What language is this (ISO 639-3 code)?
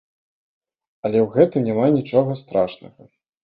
bel